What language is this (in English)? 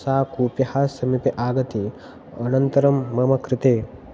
Sanskrit